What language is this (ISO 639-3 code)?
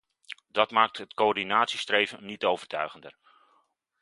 nld